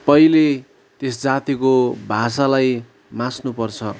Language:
Nepali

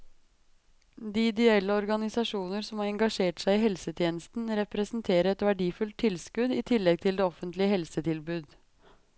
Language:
Norwegian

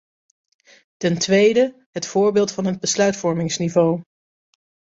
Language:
Dutch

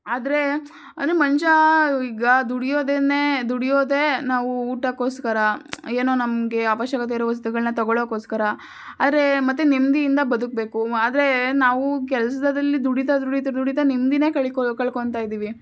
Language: Kannada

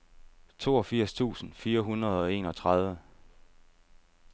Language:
Danish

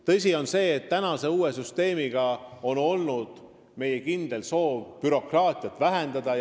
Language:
Estonian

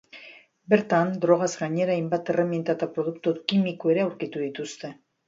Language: Basque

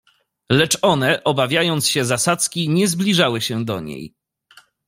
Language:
Polish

